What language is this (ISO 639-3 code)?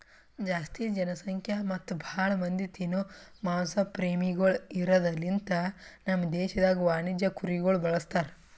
kan